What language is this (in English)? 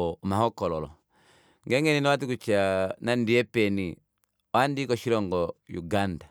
Kuanyama